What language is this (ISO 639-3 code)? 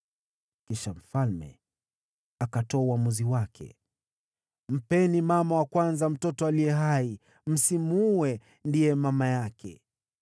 swa